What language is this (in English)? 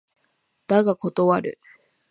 Japanese